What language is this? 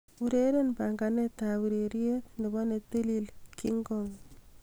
Kalenjin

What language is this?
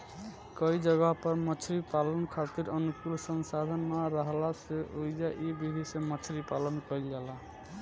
Bhojpuri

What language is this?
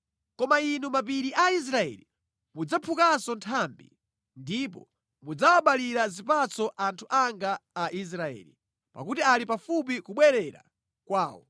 Nyanja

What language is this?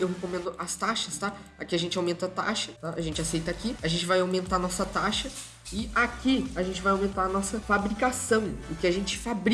Portuguese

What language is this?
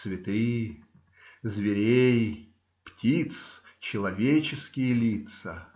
Russian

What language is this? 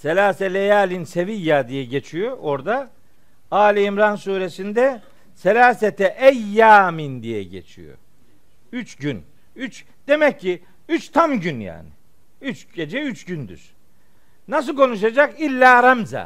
Turkish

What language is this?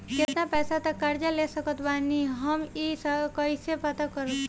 Bhojpuri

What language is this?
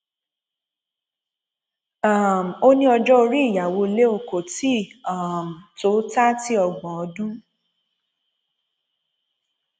Yoruba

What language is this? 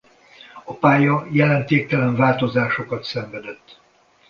Hungarian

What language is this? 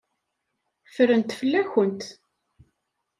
Kabyle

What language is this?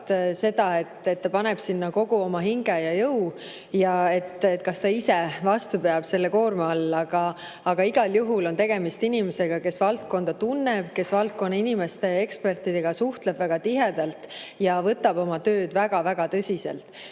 Estonian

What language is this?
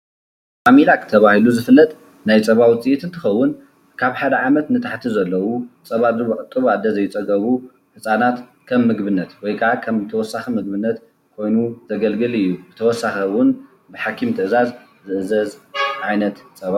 Tigrinya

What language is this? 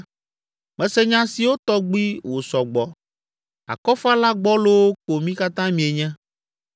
Ewe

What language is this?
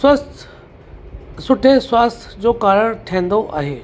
Sindhi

